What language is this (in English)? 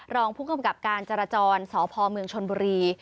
Thai